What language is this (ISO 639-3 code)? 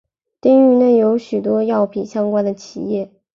zho